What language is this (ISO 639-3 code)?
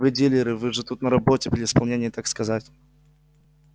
rus